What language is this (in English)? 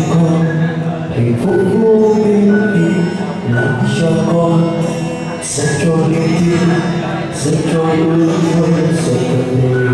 Vietnamese